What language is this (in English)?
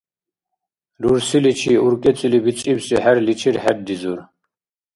Dargwa